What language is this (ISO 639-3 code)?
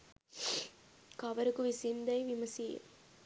sin